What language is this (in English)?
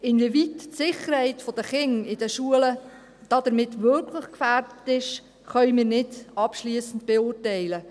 Swiss German